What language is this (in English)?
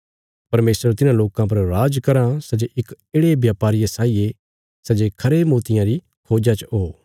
Bilaspuri